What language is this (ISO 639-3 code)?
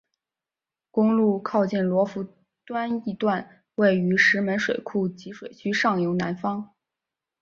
zho